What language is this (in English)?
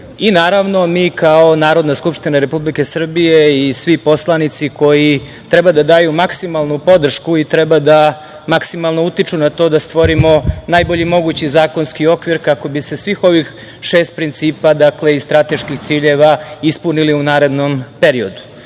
Serbian